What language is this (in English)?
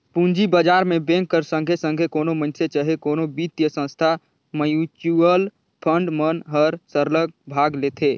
Chhattisgarhi